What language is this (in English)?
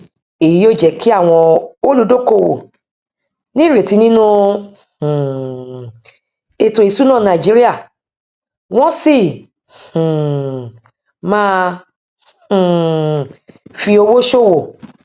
Yoruba